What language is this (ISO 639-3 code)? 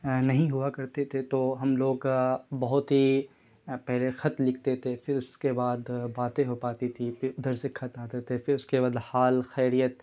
urd